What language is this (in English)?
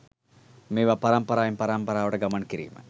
Sinhala